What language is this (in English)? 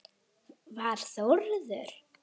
Icelandic